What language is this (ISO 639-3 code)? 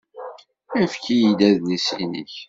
kab